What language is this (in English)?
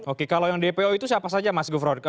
Indonesian